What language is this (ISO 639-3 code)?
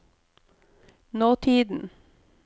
nor